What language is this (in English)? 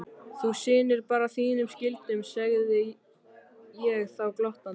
Icelandic